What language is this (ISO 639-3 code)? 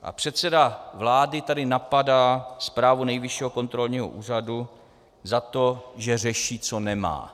ces